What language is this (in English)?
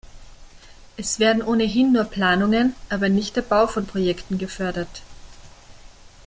German